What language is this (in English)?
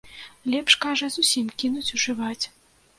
Belarusian